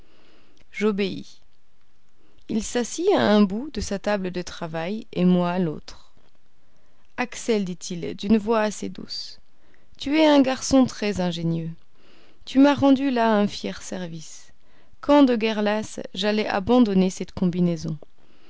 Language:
French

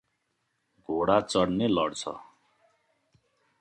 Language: Nepali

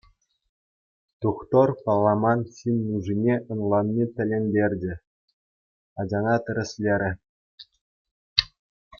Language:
Chuvash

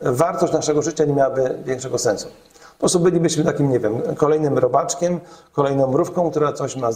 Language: Polish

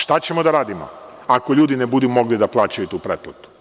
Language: Serbian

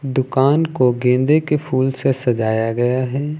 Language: Hindi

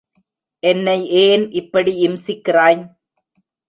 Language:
Tamil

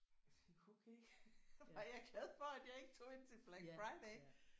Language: Danish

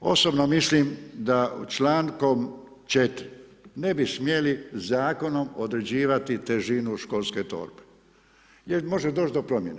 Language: Croatian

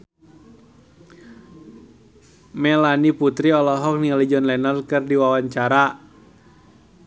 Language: Sundanese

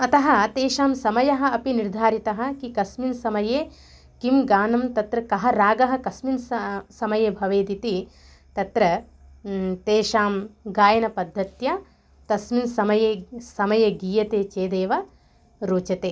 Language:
Sanskrit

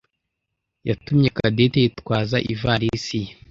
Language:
Kinyarwanda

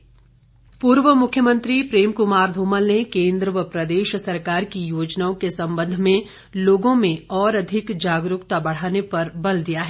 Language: Hindi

